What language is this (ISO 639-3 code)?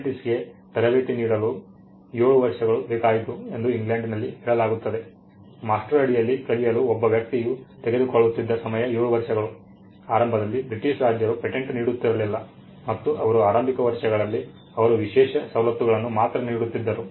kan